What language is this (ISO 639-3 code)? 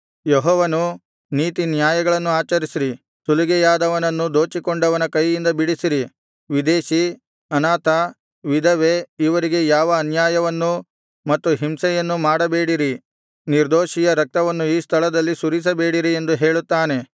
kan